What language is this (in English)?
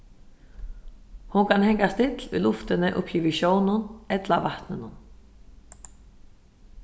Faroese